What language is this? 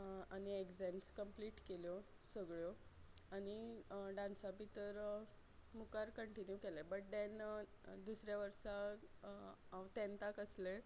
Konkani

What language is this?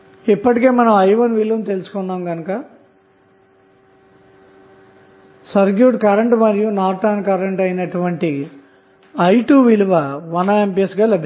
Telugu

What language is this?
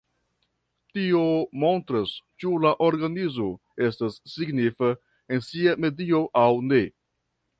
Esperanto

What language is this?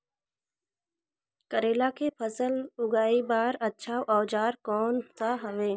Chhattisgarhi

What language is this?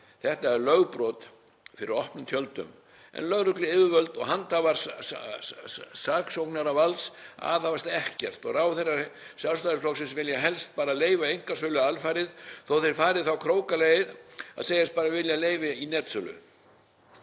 Icelandic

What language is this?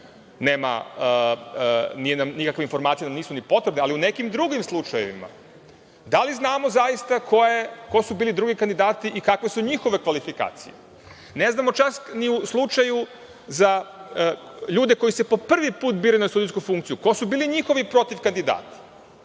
Serbian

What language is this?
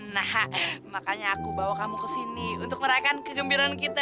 Indonesian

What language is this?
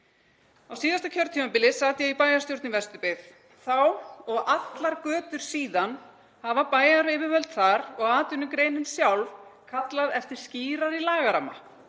Icelandic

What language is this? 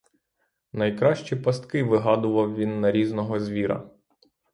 Ukrainian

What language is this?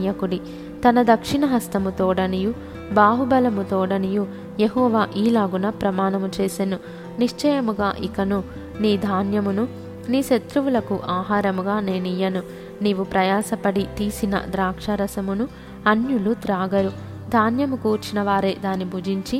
Telugu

